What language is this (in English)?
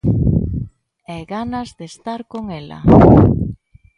Galician